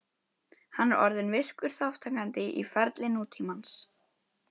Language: Icelandic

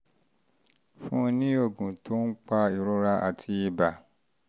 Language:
Yoruba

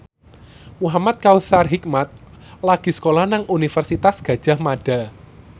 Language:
Javanese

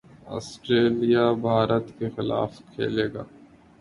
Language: Urdu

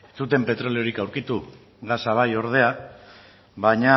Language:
Basque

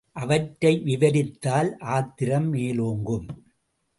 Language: Tamil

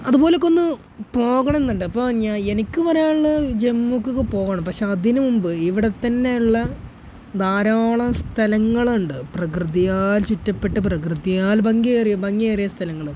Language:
Malayalam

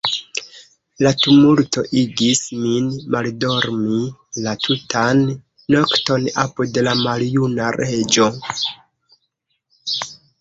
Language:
Esperanto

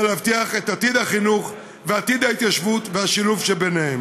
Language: Hebrew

